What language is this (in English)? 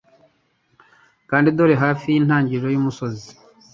Kinyarwanda